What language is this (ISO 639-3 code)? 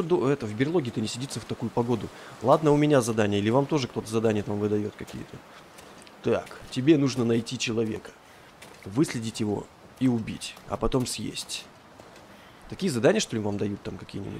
rus